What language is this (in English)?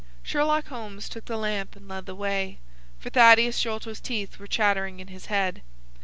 English